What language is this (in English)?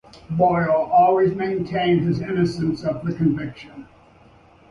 English